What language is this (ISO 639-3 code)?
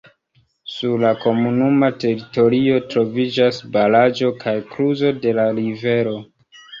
epo